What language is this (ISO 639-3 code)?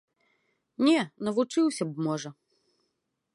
bel